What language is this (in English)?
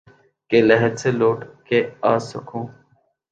Urdu